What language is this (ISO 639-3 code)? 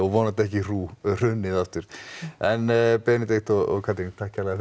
isl